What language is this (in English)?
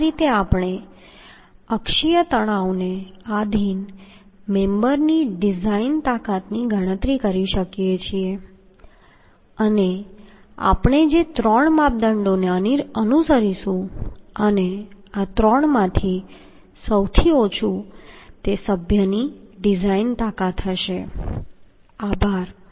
Gujarati